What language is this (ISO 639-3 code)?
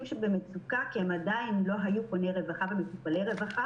heb